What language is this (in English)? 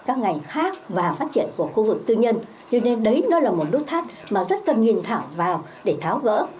Vietnamese